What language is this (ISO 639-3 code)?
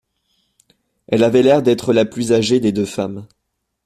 fra